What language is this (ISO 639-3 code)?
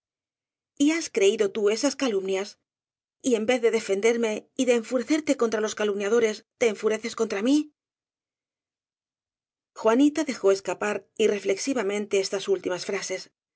spa